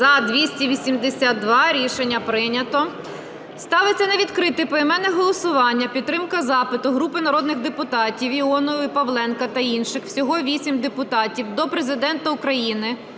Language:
Ukrainian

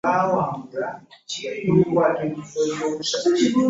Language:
Ganda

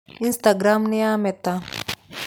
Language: Kikuyu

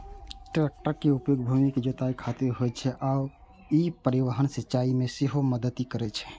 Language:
Maithili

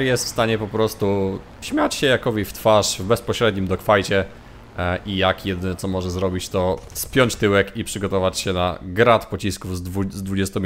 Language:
Polish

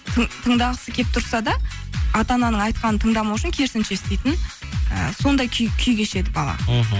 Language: Kazakh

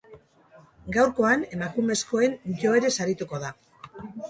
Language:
Basque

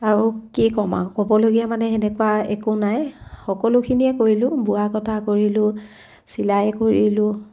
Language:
Assamese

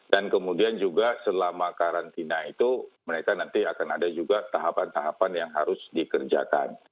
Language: Indonesian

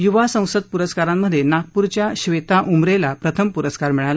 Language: Marathi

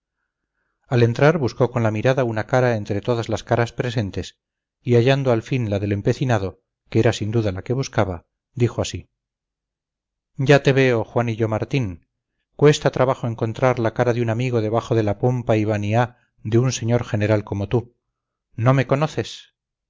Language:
Spanish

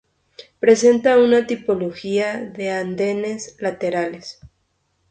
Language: Spanish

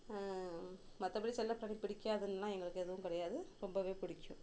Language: Tamil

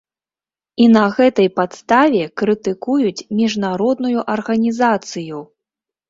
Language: Belarusian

